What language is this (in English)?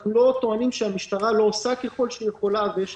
Hebrew